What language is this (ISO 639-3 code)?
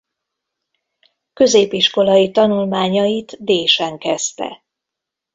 hun